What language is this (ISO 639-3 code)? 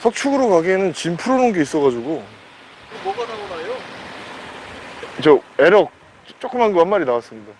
kor